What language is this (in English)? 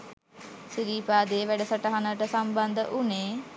Sinhala